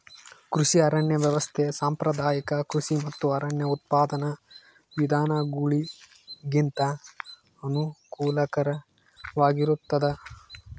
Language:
Kannada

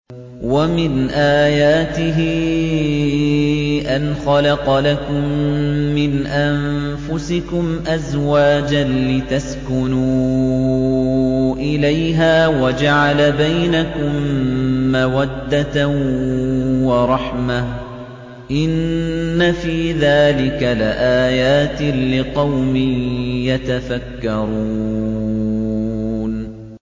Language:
Arabic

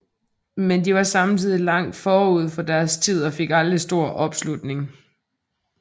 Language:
Danish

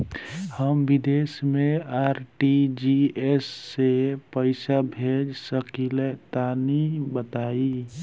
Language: Bhojpuri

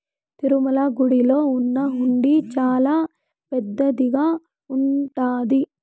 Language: Telugu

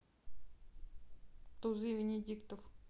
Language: Russian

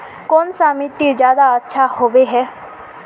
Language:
Magahi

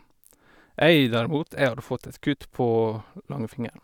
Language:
Norwegian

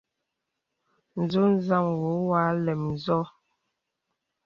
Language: Bebele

